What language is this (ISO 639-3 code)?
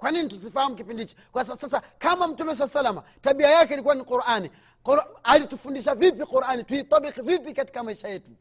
swa